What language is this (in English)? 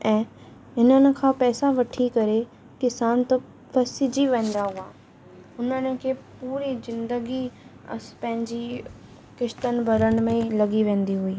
Sindhi